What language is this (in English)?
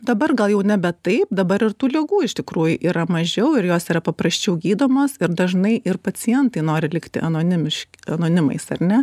Lithuanian